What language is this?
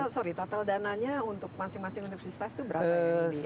Indonesian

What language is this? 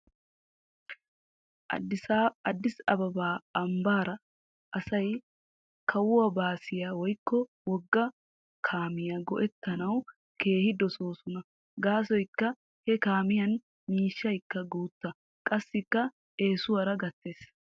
Wolaytta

